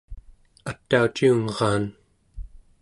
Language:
Central Yupik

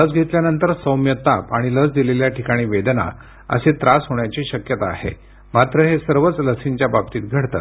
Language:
Marathi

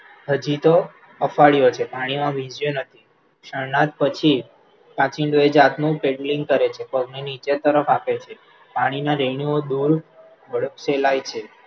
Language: Gujarati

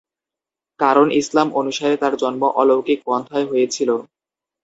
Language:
Bangla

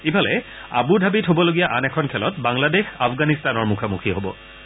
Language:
Assamese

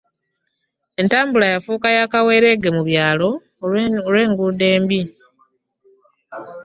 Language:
Ganda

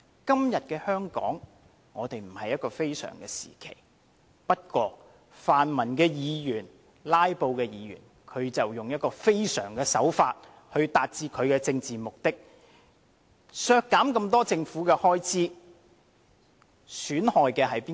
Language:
Cantonese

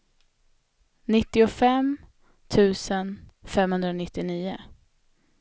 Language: Swedish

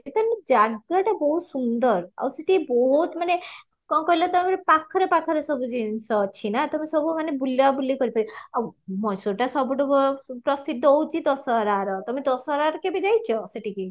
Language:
Odia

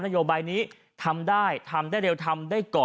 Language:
Thai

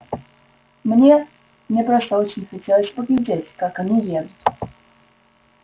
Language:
Russian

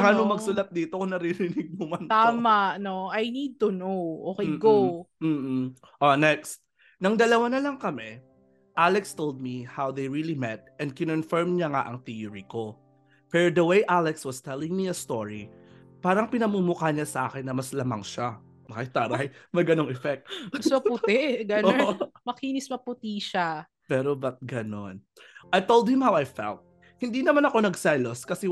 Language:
Filipino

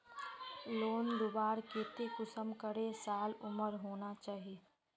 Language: Magahi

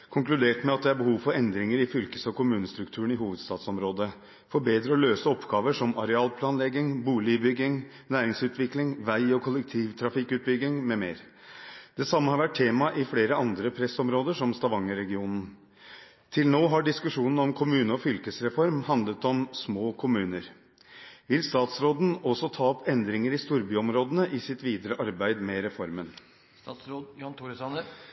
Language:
Norwegian Bokmål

